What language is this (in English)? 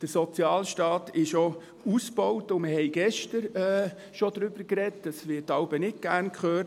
Swiss German